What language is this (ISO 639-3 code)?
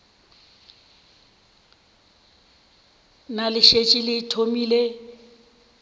nso